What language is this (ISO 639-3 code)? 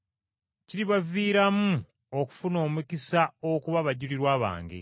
lug